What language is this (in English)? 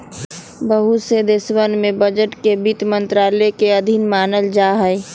Magahi